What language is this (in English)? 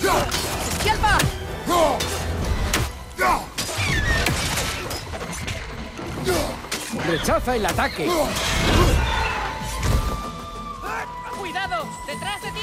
Spanish